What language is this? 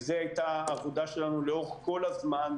Hebrew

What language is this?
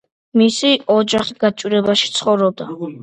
Georgian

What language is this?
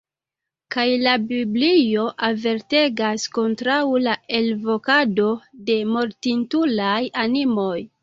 Esperanto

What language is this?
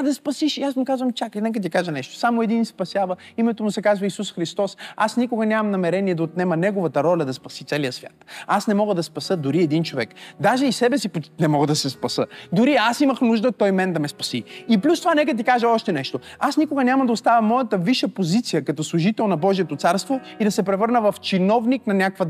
Bulgarian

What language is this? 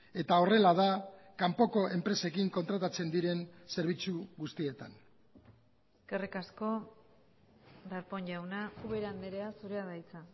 Basque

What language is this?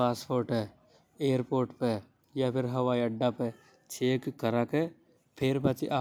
Hadothi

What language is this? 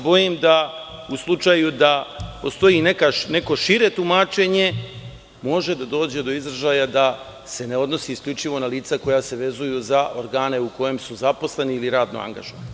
Serbian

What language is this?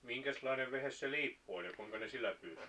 Finnish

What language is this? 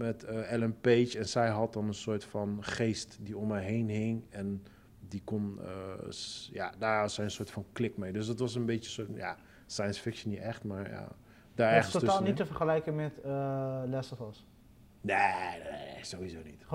Dutch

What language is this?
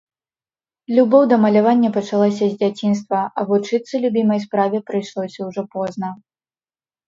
Belarusian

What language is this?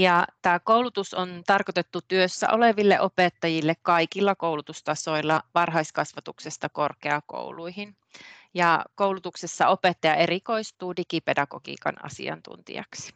Finnish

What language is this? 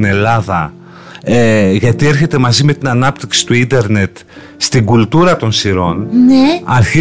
Greek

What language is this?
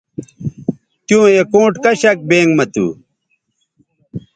Bateri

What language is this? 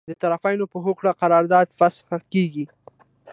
Pashto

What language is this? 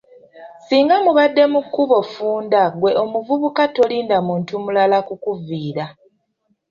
Ganda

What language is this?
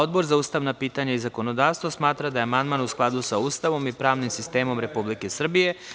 Serbian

